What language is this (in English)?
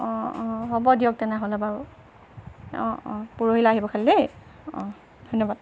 Assamese